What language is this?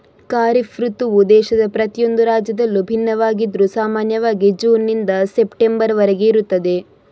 Kannada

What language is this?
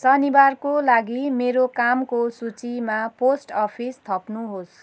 Nepali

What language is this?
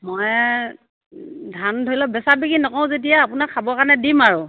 Assamese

